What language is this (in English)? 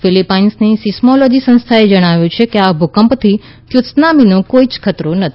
Gujarati